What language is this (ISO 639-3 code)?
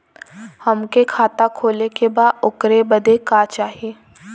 bho